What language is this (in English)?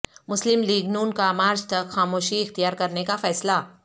Urdu